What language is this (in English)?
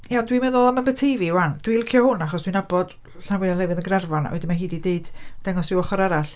Welsh